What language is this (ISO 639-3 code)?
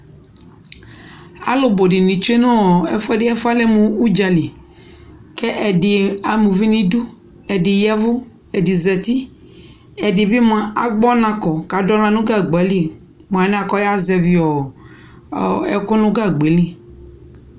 kpo